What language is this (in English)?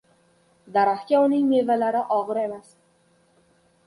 Uzbek